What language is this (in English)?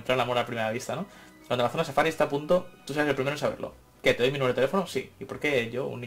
Spanish